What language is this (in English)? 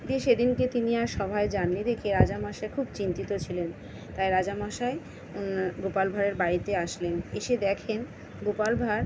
Bangla